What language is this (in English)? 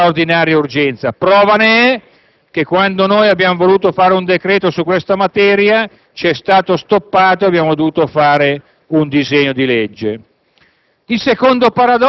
Italian